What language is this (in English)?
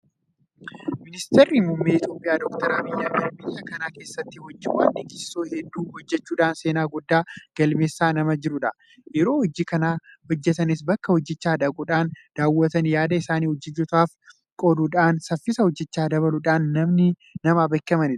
Oromo